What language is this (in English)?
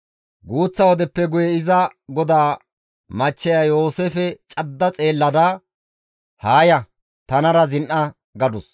Gamo